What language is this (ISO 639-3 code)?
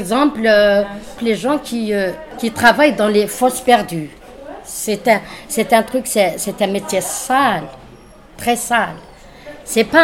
fra